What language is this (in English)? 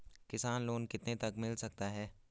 Hindi